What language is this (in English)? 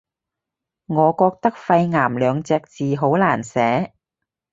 Cantonese